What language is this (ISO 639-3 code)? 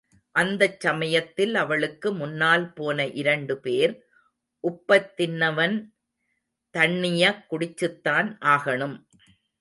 tam